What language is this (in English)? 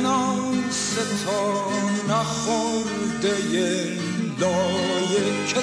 Persian